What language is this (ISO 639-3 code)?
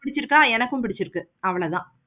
tam